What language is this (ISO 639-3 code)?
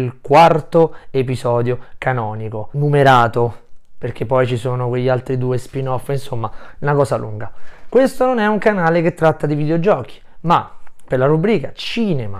ita